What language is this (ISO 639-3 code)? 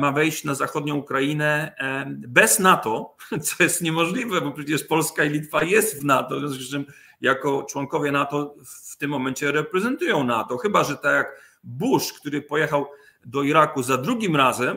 pol